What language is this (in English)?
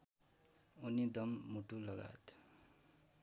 Nepali